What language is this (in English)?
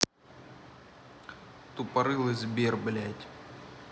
Russian